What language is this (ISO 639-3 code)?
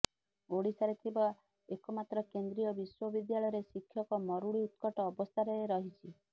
ori